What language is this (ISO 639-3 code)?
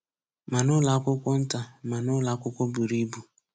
ibo